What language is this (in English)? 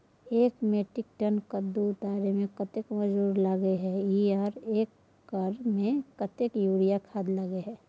Maithili